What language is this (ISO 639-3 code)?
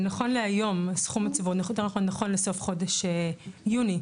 heb